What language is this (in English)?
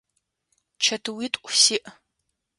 Adyghe